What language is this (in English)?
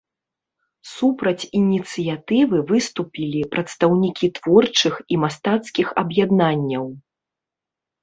Belarusian